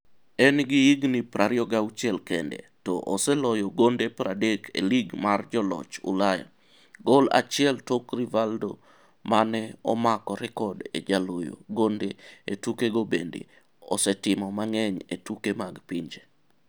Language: Luo (Kenya and Tanzania)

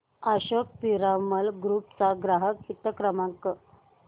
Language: Marathi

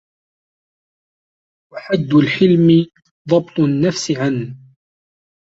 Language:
Arabic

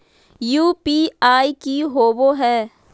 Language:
Magahi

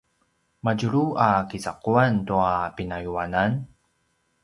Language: Paiwan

